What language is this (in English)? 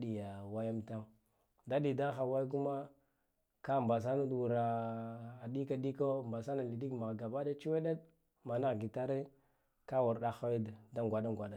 Guduf-Gava